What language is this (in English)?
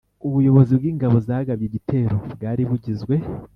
Kinyarwanda